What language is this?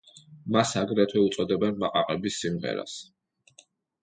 Georgian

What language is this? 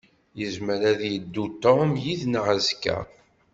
Kabyle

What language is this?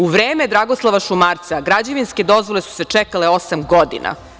Serbian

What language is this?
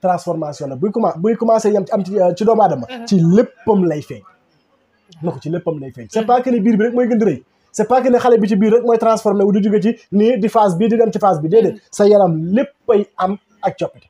French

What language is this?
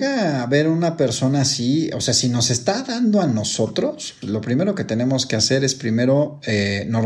Spanish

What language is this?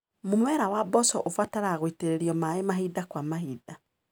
Kikuyu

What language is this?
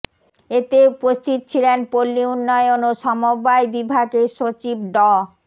Bangla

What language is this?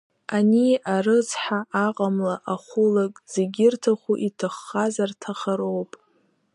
Abkhazian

